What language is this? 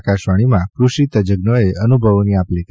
Gujarati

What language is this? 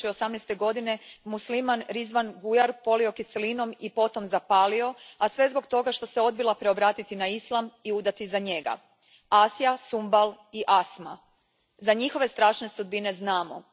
Croatian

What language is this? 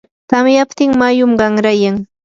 Yanahuanca Pasco Quechua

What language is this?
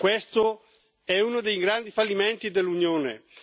Italian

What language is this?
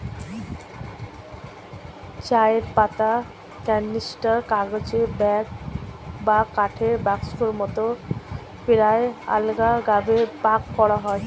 Bangla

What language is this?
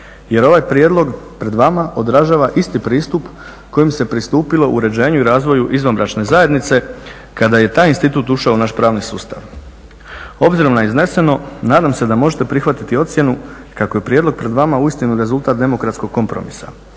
Croatian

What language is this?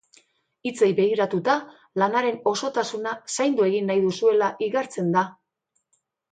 Basque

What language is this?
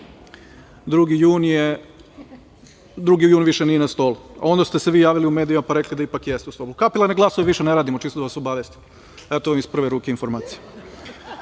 Serbian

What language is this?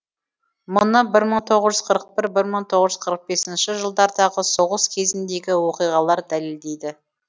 Kazakh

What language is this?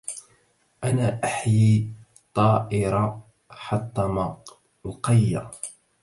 Arabic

